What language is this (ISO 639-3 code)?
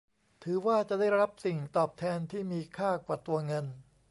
tha